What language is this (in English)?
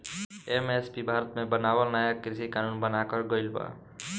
Bhojpuri